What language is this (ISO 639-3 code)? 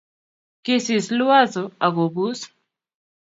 kln